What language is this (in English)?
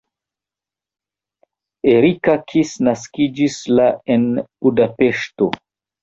Esperanto